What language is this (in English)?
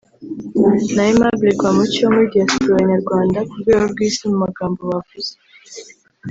Kinyarwanda